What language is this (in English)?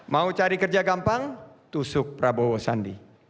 Indonesian